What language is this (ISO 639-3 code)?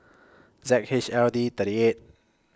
eng